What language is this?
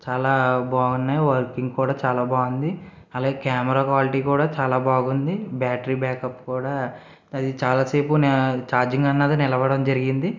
Telugu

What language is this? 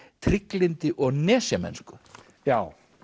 Icelandic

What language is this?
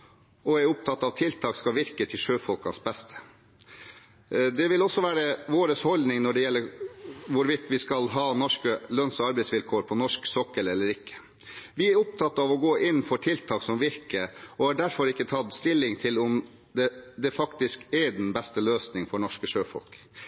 Norwegian Bokmål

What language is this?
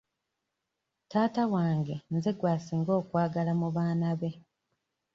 Ganda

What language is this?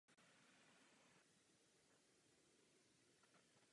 Czech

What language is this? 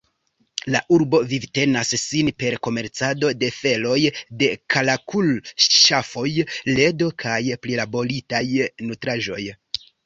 Esperanto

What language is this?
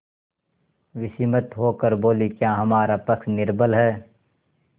Hindi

